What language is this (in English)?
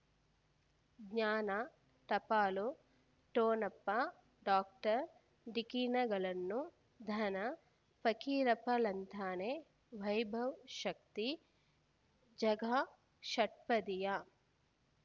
Kannada